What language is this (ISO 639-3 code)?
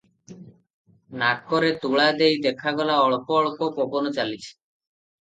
ori